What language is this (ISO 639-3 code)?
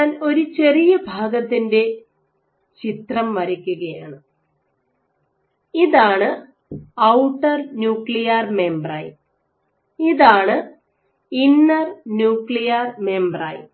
mal